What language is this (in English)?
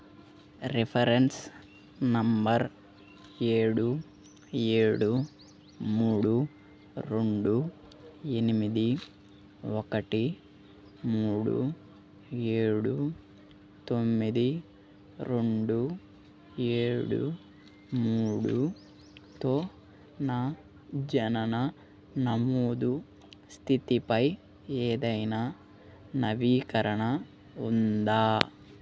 Telugu